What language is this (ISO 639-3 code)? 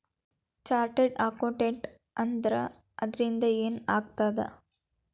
kan